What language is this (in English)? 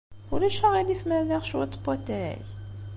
Kabyle